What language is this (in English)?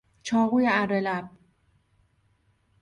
Persian